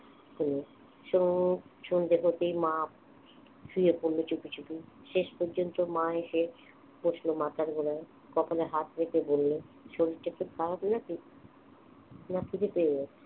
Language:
Bangla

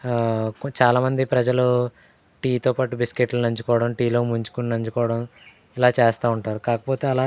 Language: Telugu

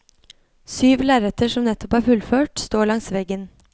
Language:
Norwegian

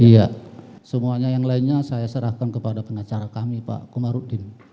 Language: Indonesian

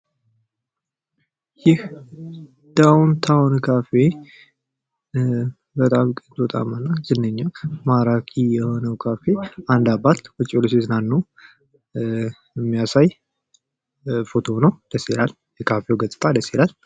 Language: Amharic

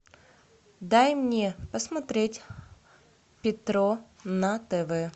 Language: Russian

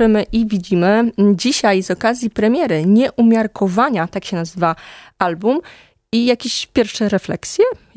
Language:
Polish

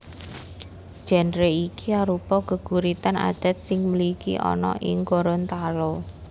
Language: Javanese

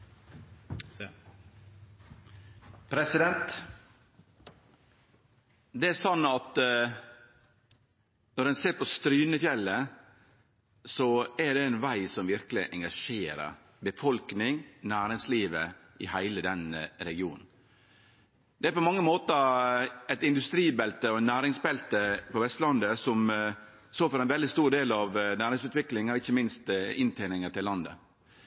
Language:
Norwegian Nynorsk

